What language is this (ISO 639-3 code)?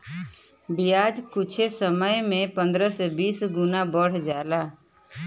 bho